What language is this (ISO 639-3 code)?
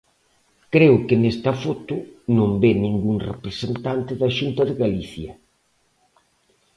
glg